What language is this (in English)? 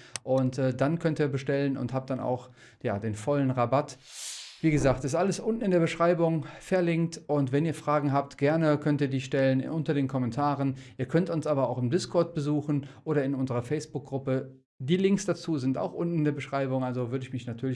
German